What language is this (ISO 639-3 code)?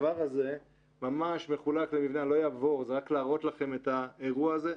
heb